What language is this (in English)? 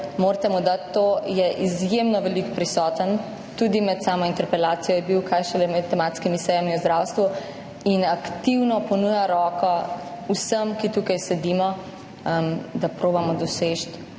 Slovenian